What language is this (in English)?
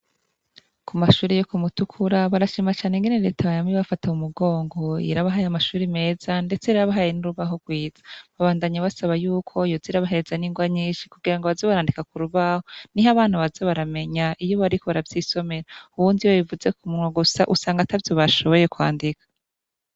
Rundi